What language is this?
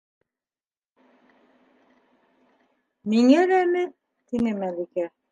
Bashkir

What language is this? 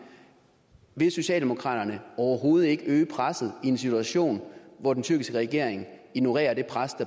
Danish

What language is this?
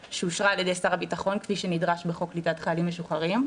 Hebrew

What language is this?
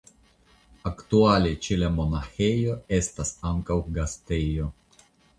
Esperanto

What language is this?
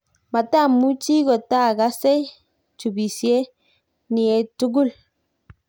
Kalenjin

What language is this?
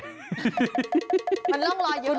Thai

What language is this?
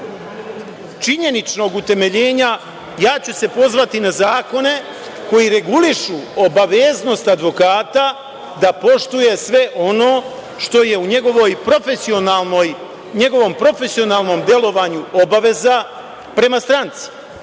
Serbian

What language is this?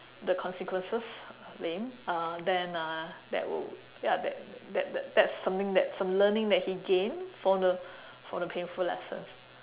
English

